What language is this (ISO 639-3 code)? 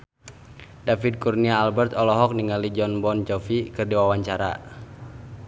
sun